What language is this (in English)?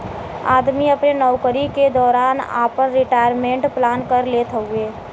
Bhojpuri